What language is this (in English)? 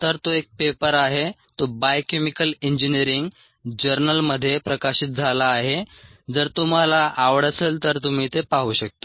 Marathi